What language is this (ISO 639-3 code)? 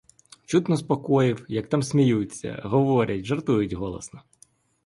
ukr